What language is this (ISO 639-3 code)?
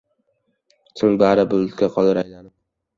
uzb